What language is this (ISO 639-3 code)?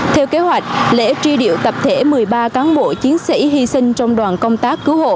vie